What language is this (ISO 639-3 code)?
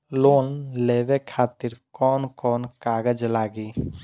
bho